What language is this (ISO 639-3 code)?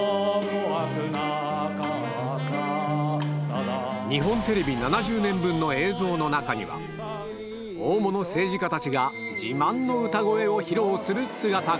jpn